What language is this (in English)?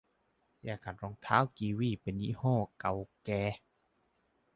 Thai